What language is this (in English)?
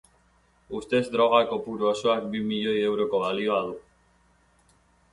Basque